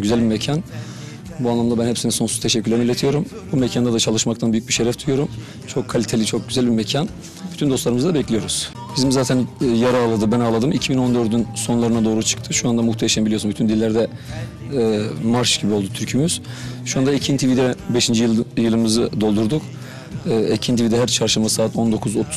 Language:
Turkish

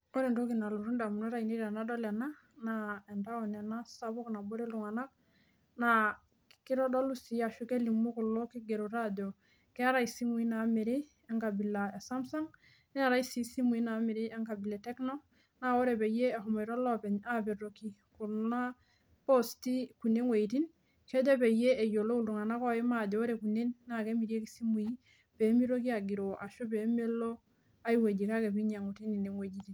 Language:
Masai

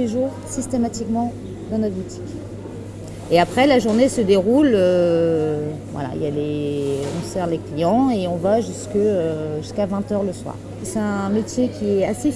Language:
French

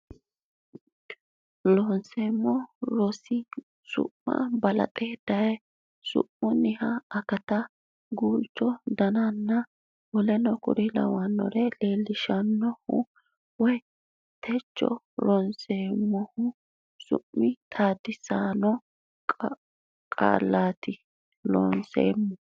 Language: Sidamo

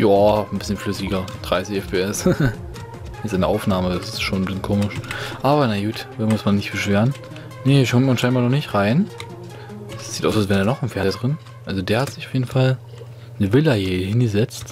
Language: German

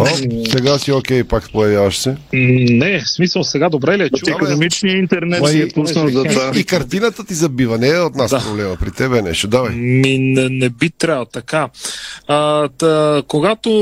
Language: Bulgarian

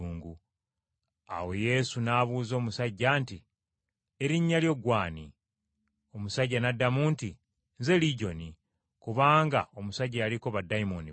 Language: Ganda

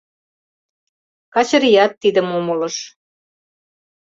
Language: Mari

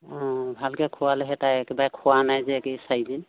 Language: Assamese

